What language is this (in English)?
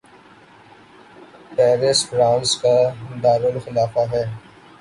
Urdu